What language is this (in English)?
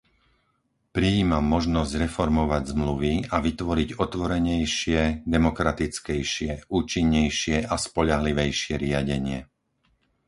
Slovak